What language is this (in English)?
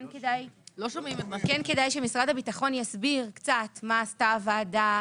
Hebrew